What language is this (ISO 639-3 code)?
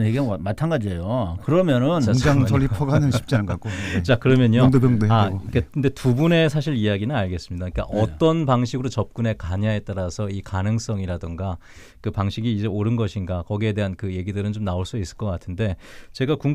kor